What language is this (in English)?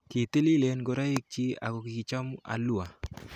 Kalenjin